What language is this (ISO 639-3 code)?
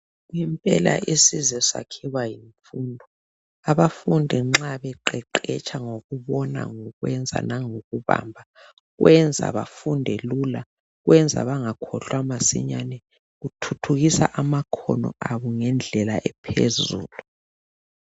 nde